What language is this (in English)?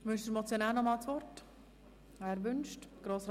Swiss German